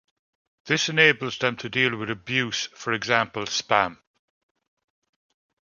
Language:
English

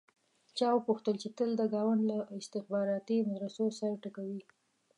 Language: Pashto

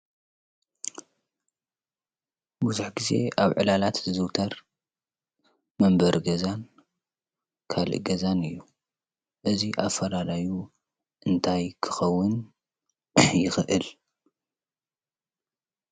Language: Tigrinya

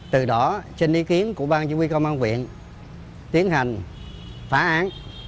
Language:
Vietnamese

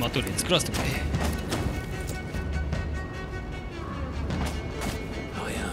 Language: Japanese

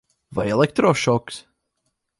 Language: Latvian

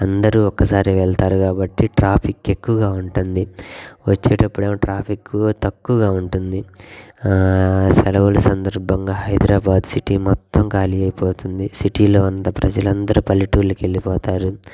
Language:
Telugu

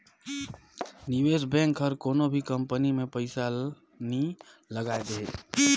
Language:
Chhattisgarhi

